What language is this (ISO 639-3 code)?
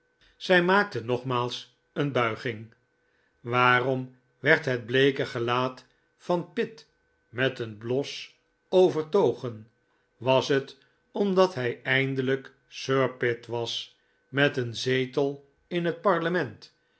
nld